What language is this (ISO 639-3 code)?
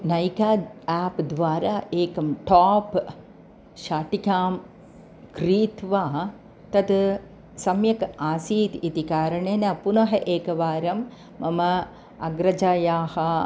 san